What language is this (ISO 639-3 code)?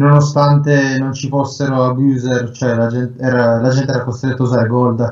ita